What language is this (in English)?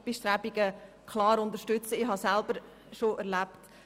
Swiss German